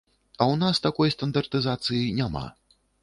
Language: Belarusian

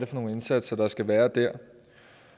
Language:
Danish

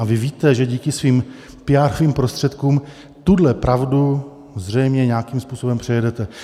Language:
Czech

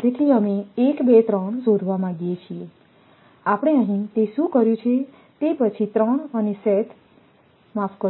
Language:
Gujarati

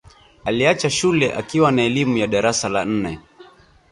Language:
Swahili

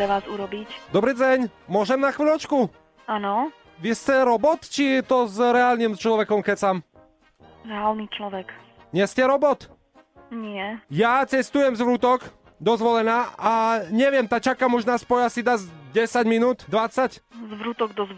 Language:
Slovak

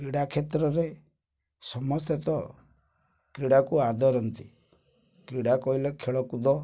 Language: Odia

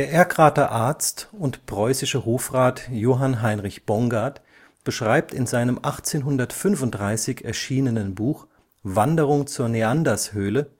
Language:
German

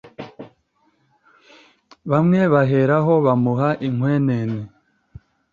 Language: Kinyarwanda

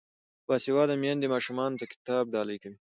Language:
Pashto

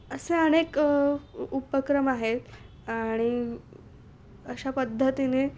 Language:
Marathi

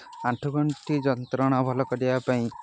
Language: Odia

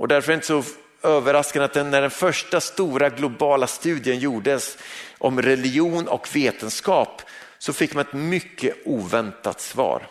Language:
Swedish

